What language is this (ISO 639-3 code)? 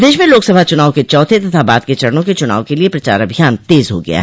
hin